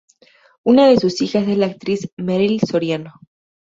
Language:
Spanish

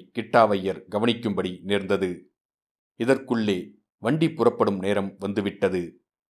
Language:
Tamil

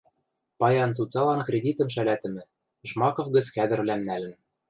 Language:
Western Mari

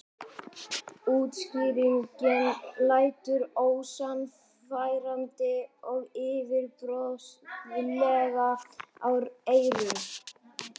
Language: Icelandic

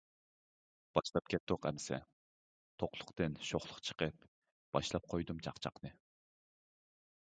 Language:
Uyghur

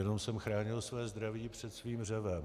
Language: Czech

